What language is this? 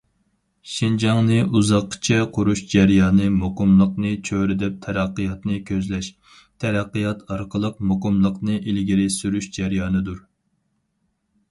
Uyghur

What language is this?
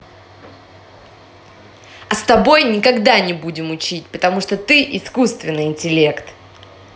Russian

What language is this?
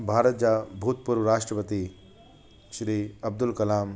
Sindhi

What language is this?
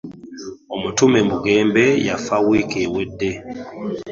Ganda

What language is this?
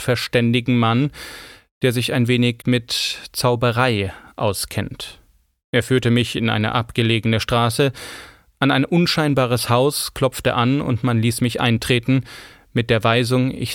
German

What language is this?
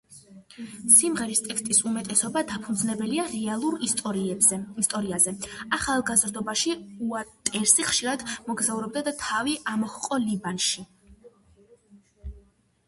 Georgian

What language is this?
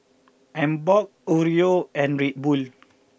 English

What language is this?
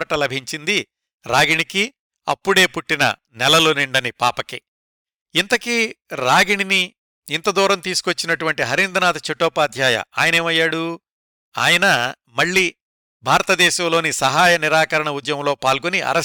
Telugu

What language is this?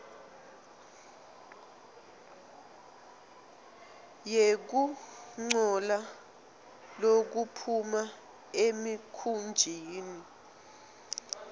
Swati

